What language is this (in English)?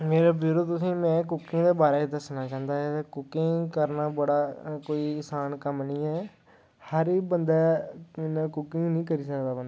Dogri